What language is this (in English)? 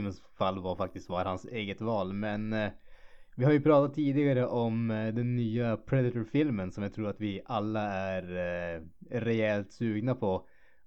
Swedish